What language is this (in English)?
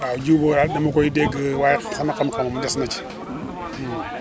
Wolof